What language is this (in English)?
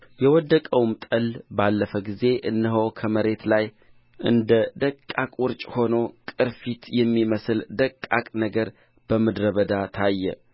Amharic